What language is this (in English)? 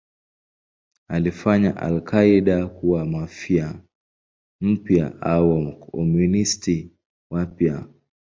Swahili